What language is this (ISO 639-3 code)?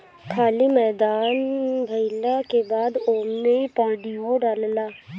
bho